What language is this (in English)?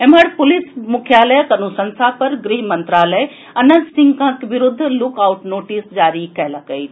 Maithili